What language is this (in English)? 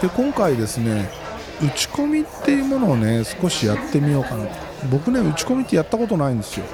Japanese